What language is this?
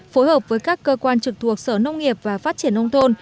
Vietnamese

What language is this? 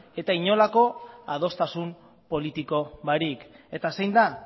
Basque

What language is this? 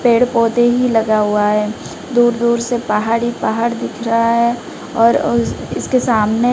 Hindi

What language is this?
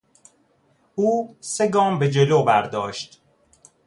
Persian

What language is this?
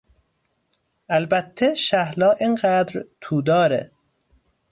Persian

